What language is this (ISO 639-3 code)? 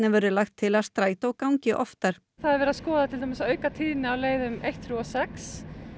isl